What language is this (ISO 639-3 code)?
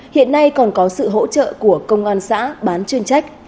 vie